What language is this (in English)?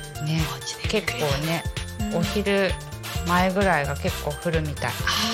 Japanese